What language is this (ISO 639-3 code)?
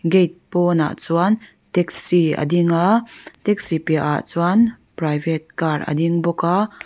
lus